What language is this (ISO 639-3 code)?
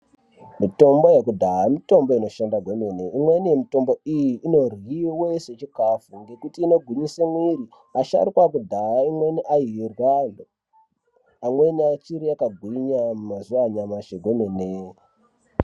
ndc